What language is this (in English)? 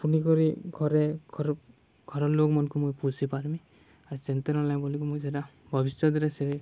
Odia